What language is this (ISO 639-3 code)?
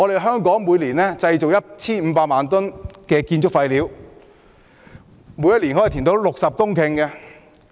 yue